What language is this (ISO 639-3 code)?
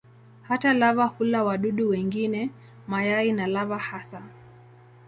swa